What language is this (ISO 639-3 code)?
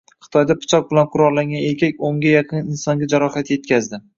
uzb